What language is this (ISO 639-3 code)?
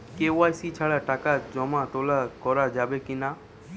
ben